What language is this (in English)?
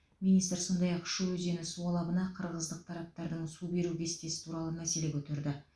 Kazakh